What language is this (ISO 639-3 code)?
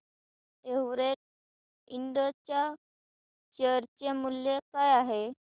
mar